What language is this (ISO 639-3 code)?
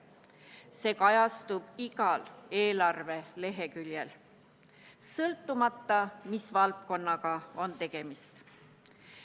est